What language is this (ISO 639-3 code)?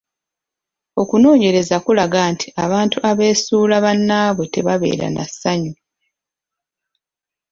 lug